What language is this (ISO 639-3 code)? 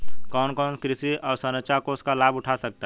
hin